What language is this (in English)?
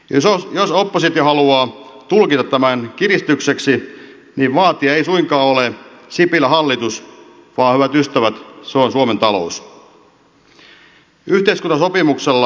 Finnish